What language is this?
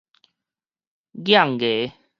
Min Nan Chinese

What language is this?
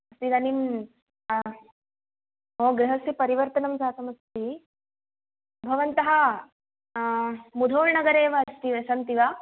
Sanskrit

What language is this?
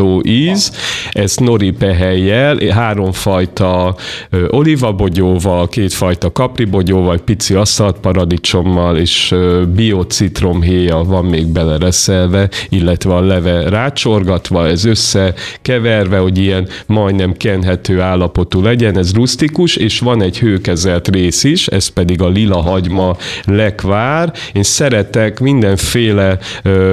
Hungarian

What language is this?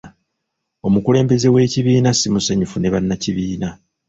Ganda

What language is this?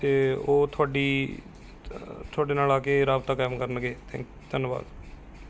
Punjabi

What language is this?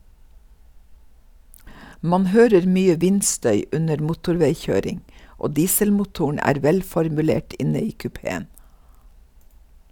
Norwegian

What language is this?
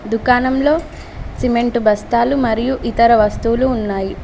Telugu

